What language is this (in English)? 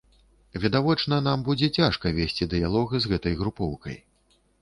Belarusian